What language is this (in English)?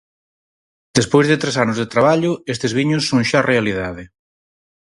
Galician